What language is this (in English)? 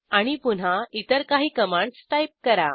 Marathi